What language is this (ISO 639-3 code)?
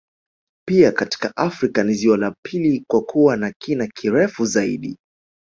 swa